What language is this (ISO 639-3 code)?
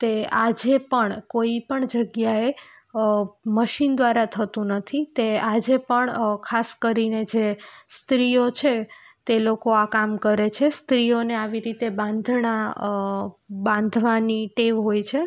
guj